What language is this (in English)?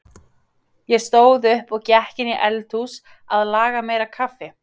Icelandic